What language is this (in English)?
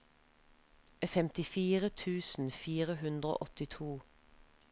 Norwegian